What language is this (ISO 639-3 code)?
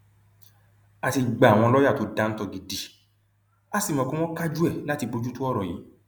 yor